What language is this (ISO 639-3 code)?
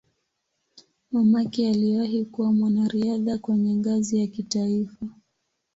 swa